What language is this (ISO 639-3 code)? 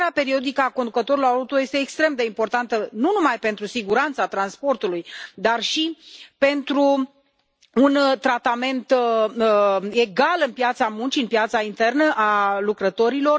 ron